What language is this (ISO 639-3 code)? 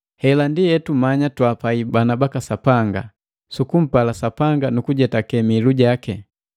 mgv